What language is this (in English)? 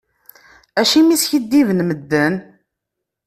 Kabyle